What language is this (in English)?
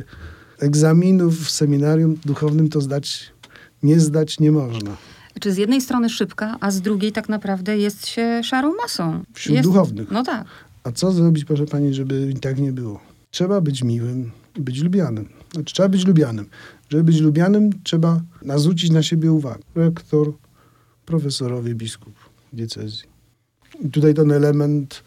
Polish